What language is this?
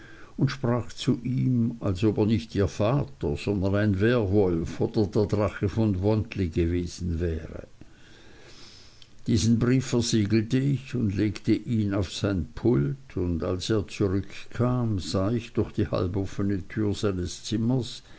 German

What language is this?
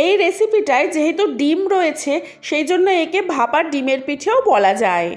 Bangla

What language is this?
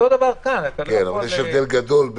Hebrew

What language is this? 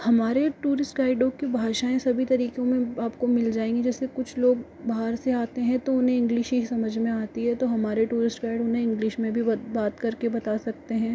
Hindi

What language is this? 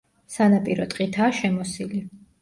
Georgian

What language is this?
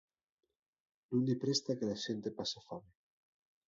Asturian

